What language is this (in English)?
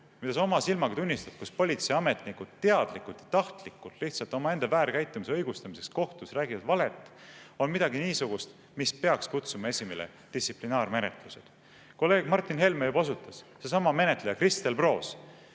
Estonian